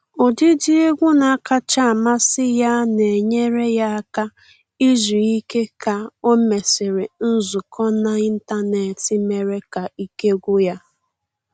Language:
Igbo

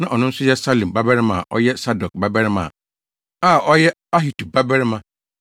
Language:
Akan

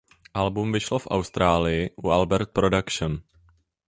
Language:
Czech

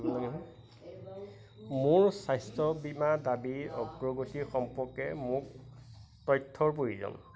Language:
Assamese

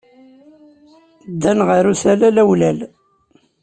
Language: Kabyle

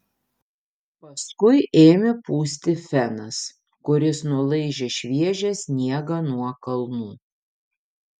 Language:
Lithuanian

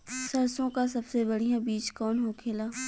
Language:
Bhojpuri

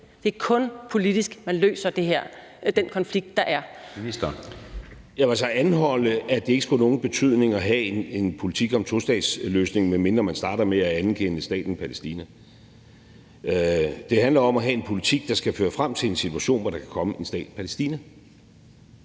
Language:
Danish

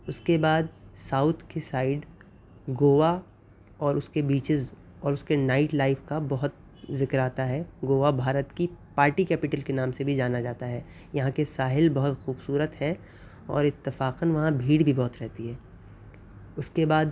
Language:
Urdu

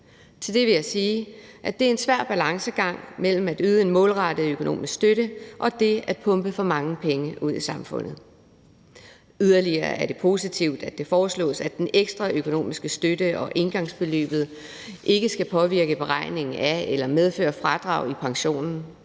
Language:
Danish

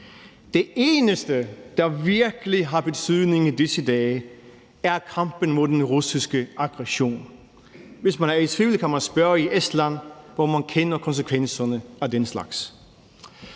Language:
Danish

